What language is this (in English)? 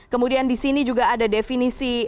Indonesian